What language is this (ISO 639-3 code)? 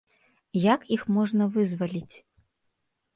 bel